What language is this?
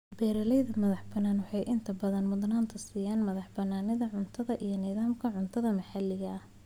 Somali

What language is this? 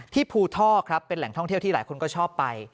Thai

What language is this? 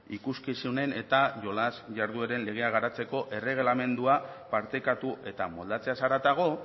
Basque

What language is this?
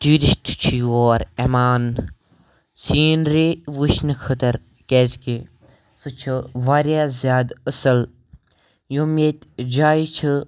Kashmiri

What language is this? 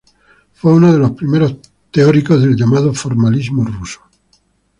Spanish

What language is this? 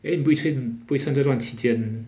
English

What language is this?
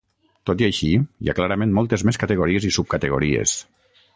Catalan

